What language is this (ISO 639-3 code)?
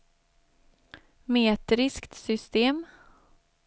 swe